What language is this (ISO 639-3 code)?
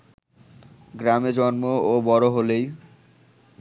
ben